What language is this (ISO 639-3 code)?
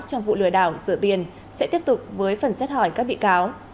vie